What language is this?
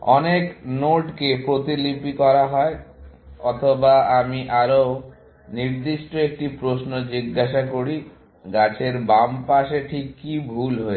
Bangla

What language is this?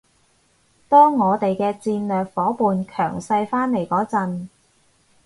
Cantonese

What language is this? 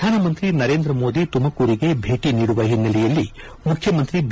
Kannada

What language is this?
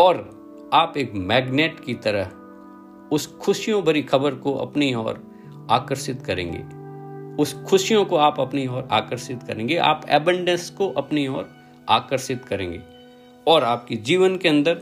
Hindi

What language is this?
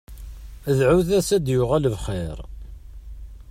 Kabyle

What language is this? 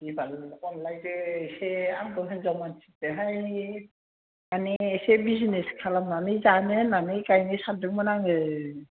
Bodo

